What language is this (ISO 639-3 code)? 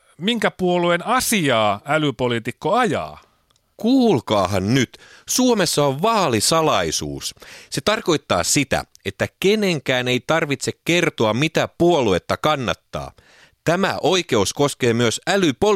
fin